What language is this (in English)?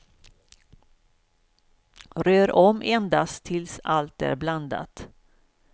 Swedish